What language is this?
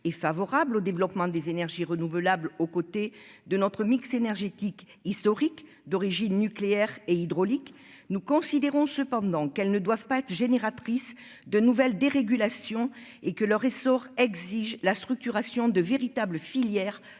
French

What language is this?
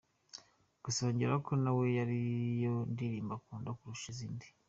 Kinyarwanda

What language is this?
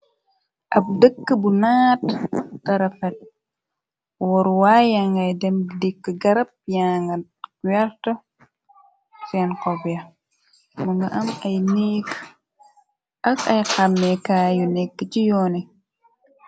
Wolof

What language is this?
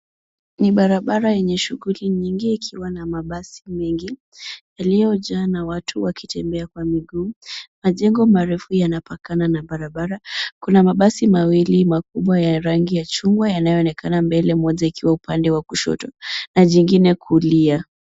Swahili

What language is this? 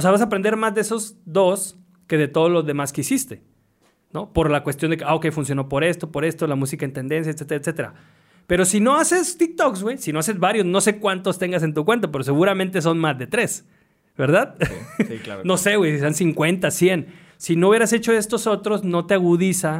Spanish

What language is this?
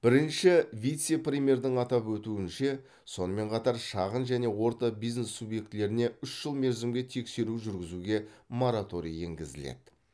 Kazakh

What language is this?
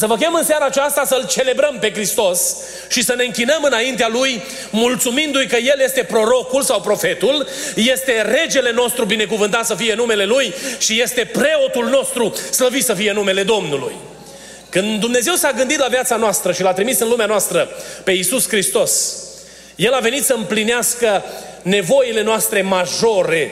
Romanian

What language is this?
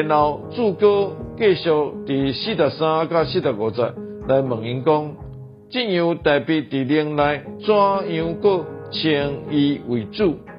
Chinese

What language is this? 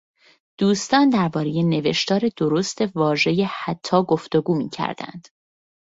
Persian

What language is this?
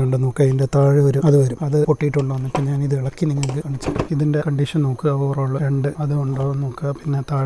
English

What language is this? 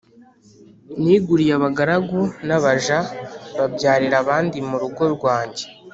Kinyarwanda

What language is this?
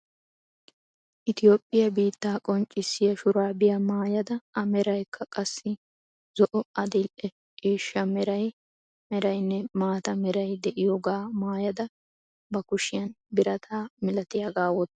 Wolaytta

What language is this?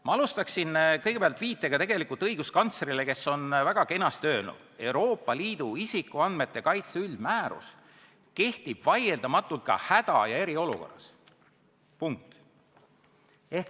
Estonian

